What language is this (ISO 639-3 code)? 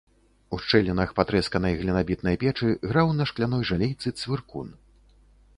bel